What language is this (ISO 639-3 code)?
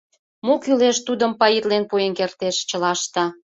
chm